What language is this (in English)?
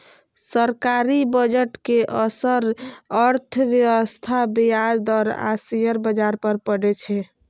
Maithili